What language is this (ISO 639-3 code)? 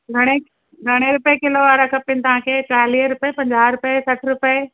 snd